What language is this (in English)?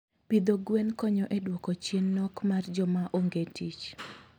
Luo (Kenya and Tanzania)